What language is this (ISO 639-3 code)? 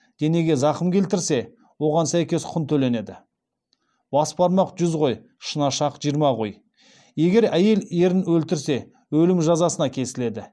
kaz